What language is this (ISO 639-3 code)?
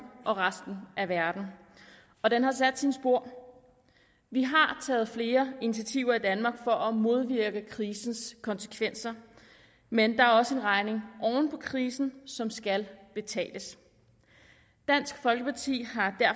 dan